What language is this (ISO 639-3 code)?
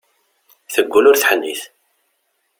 kab